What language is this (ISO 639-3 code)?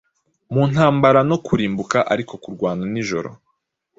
kin